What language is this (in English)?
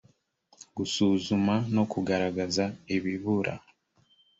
Kinyarwanda